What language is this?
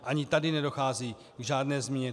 Czech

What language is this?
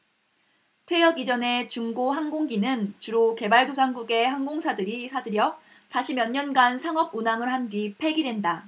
Korean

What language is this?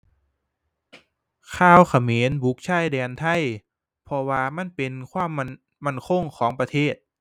Thai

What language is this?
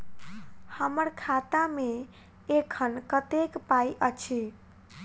Maithili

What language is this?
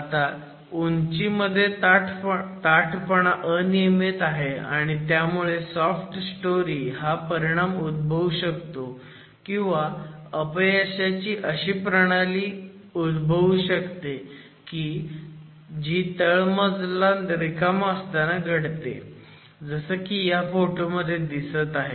Marathi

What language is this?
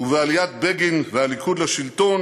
Hebrew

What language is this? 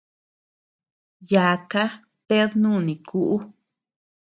Tepeuxila Cuicatec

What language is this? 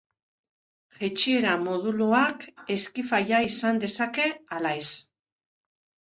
Basque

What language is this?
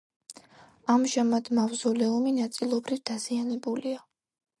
Georgian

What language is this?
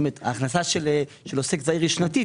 Hebrew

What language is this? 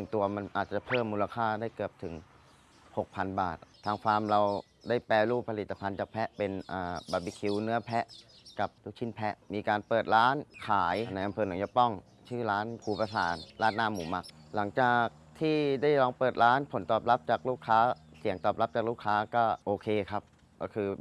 Thai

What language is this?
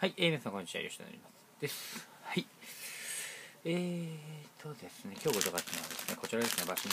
Japanese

